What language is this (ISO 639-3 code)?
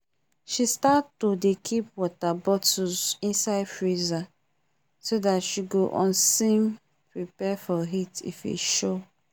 pcm